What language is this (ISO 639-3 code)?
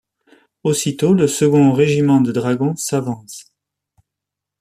fra